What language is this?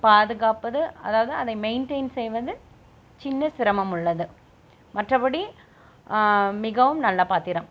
Tamil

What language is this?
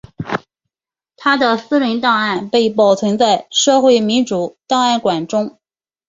Chinese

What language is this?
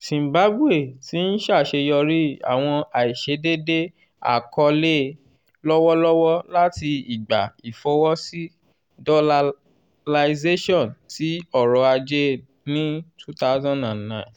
Yoruba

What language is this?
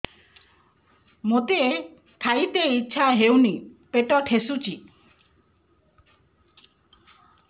Odia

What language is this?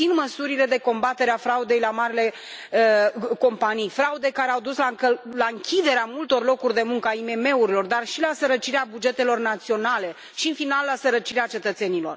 Romanian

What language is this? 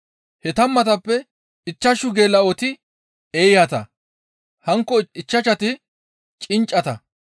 Gamo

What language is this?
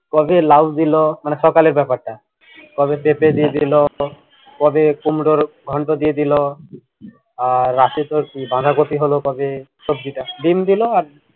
Bangla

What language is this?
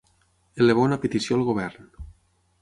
Catalan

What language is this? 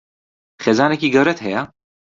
Central Kurdish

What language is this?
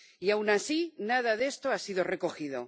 Spanish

